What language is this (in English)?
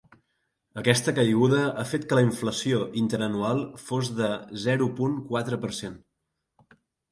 Catalan